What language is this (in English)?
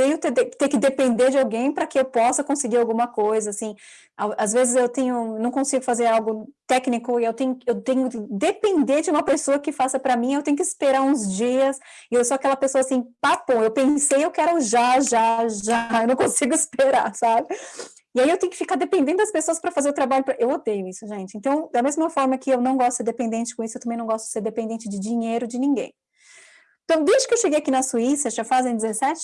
Portuguese